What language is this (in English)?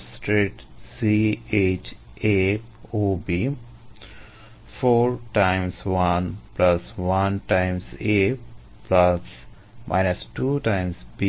Bangla